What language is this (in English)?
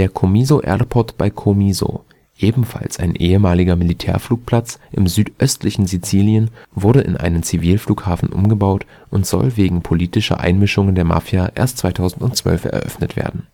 German